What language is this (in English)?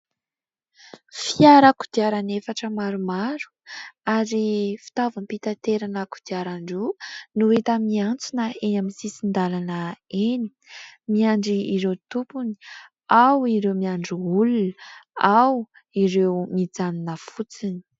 Malagasy